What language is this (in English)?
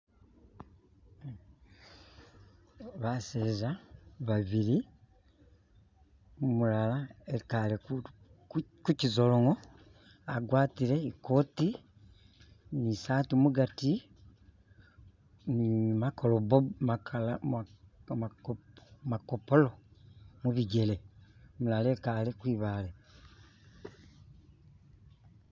Masaaba